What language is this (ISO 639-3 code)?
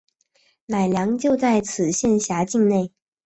zho